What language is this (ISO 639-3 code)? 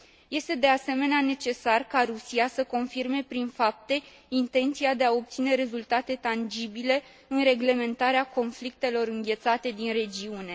ron